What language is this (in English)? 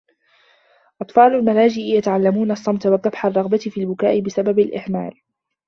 Arabic